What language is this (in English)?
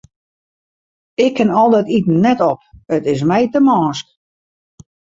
Western Frisian